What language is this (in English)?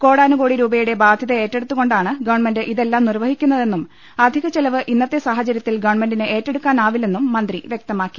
Malayalam